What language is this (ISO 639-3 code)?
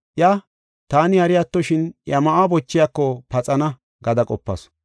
gof